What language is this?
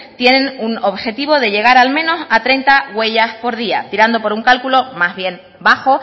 Spanish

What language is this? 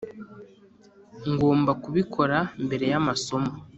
Kinyarwanda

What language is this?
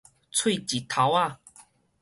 Min Nan Chinese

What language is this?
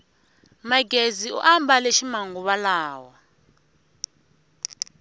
Tsonga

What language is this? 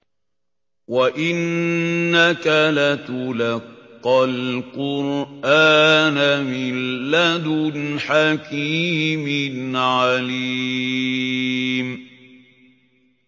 Arabic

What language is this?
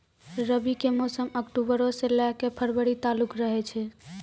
Maithili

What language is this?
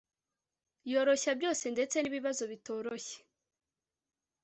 Kinyarwanda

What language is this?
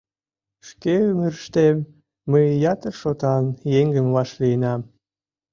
Mari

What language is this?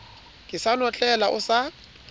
Southern Sotho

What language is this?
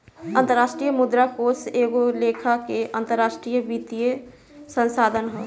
Bhojpuri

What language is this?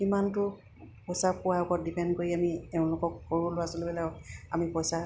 Assamese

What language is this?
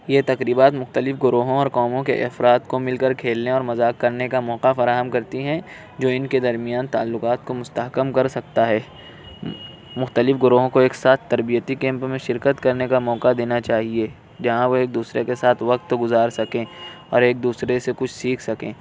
Urdu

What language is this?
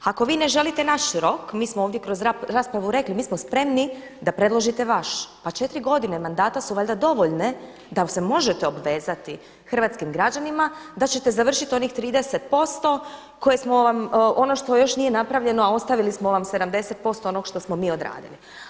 Croatian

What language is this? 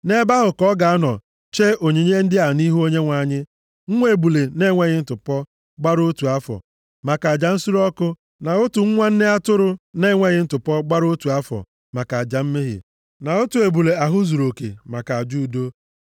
Igbo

